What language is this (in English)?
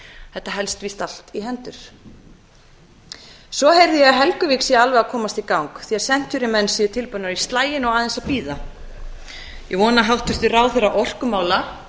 Icelandic